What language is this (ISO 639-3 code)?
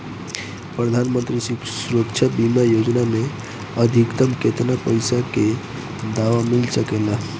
bho